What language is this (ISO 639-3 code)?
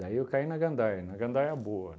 por